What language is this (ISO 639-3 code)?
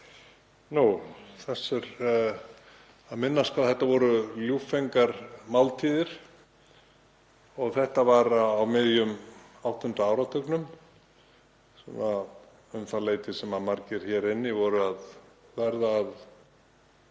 isl